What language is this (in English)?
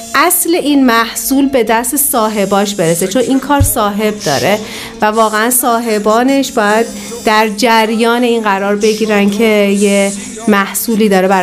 Persian